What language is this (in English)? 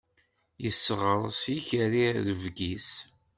Kabyle